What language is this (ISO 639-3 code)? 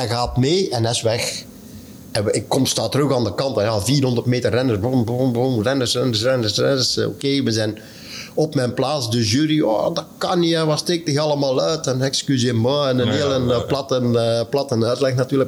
nld